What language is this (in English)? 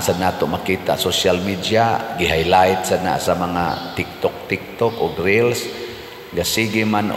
Filipino